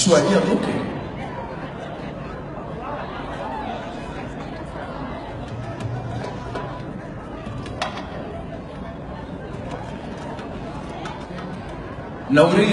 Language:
Arabic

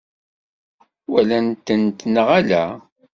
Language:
Kabyle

